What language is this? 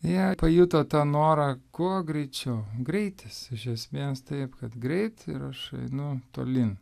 Lithuanian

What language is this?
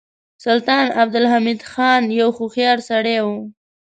Pashto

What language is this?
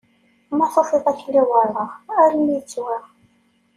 Kabyle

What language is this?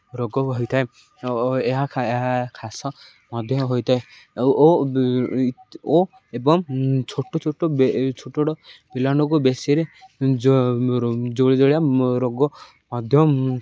Odia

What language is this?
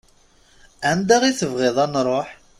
Kabyle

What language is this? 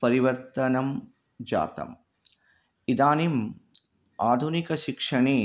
Sanskrit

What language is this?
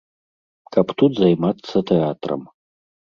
Belarusian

